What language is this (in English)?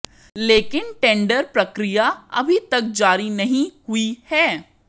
Hindi